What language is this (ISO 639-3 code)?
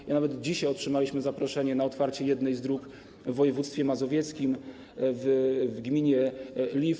pol